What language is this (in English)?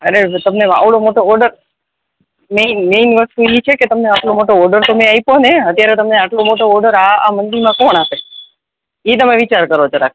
Gujarati